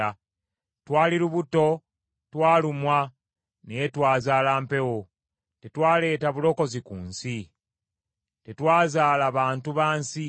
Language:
Ganda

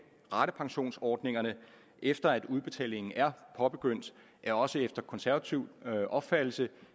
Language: Danish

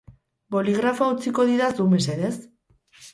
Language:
Basque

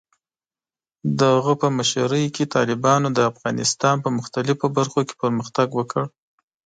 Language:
Pashto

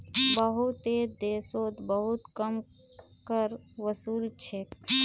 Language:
Magahi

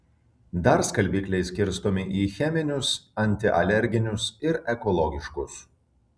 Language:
Lithuanian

